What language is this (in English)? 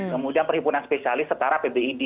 Indonesian